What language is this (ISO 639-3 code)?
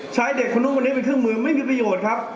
tha